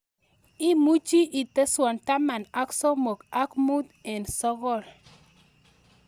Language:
Kalenjin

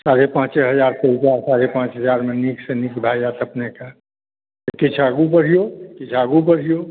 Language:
Maithili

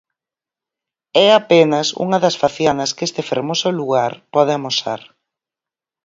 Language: Galician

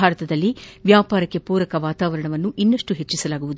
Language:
Kannada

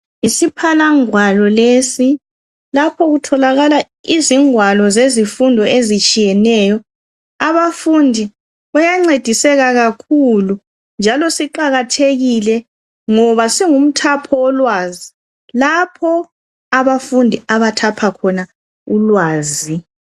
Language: North Ndebele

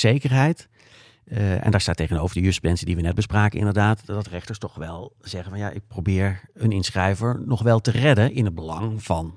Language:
Dutch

